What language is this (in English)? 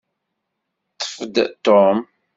Kabyle